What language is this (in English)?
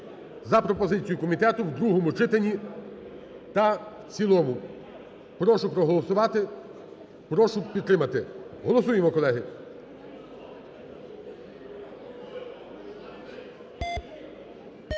Ukrainian